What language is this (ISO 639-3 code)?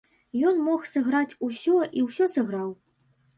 bel